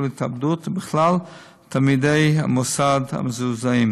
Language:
Hebrew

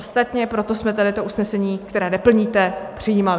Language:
Czech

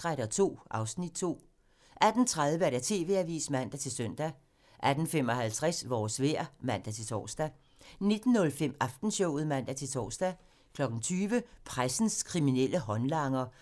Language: Danish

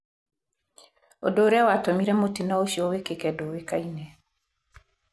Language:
Kikuyu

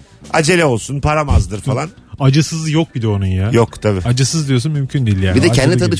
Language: Turkish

